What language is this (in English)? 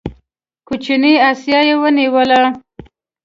Pashto